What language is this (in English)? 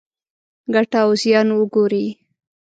Pashto